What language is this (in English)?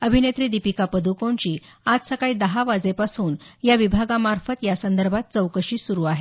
Marathi